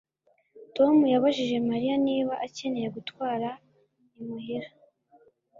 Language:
Kinyarwanda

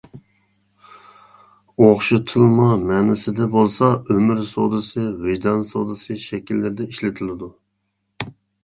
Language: Uyghur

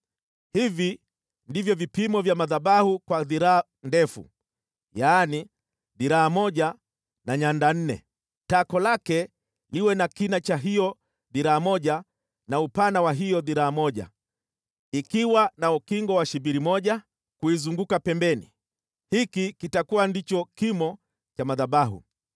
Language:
Swahili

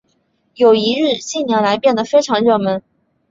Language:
Chinese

